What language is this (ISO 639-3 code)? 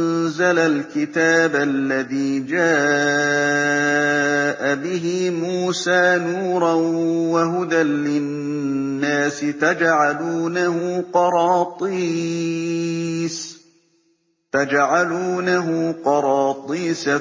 ara